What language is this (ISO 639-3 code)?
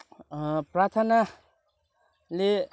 nep